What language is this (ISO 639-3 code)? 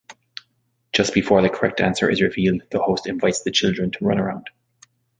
eng